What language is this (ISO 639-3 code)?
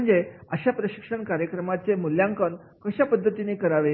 mar